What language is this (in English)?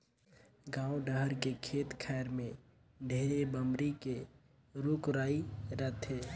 Chhattisgarhi